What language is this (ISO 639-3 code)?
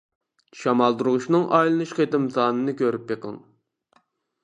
uig